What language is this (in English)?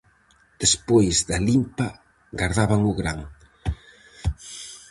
Galician